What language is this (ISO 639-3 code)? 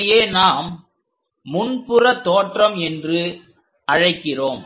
tam